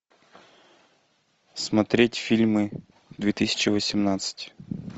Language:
Russian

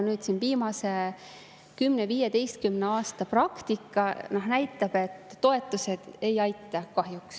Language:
Estonian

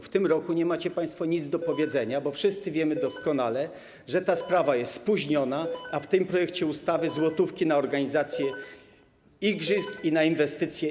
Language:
Polish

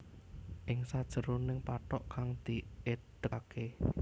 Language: Javanese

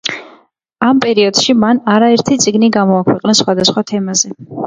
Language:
Georgian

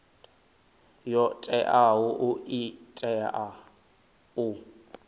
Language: Venda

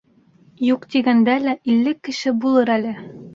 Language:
Bashkir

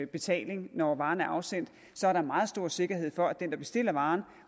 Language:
Danish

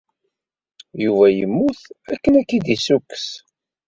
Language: Kabyle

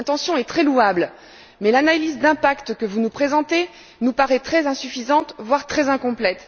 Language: French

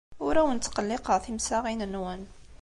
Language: Kabyle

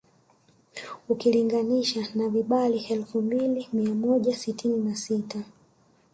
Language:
Swahili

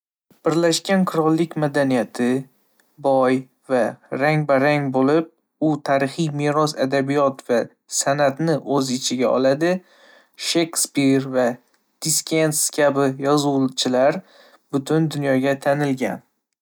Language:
Uzbek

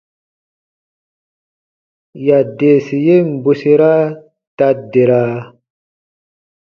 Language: Baatonum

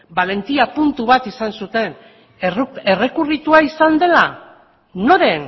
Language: Basque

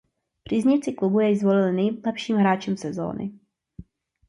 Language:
Czech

